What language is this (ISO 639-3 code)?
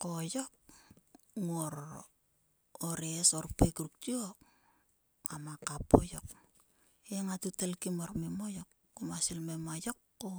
sua